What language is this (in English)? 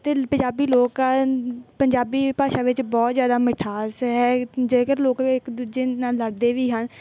Punjabi